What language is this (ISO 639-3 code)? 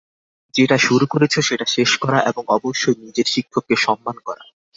ben